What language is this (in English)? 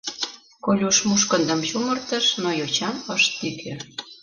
Mari